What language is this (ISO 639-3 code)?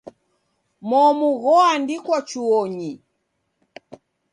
dav